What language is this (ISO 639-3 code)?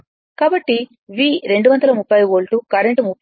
tel